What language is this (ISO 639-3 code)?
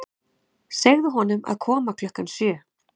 isl